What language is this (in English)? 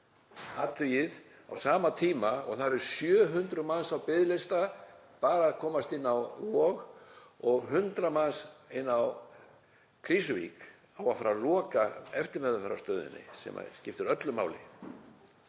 Icelandic